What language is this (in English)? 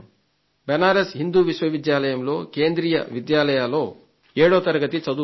Telugu